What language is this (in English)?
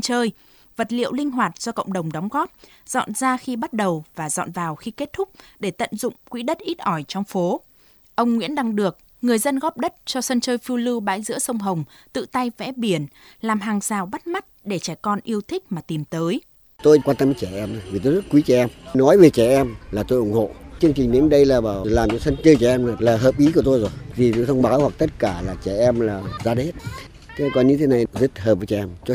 Vietnamese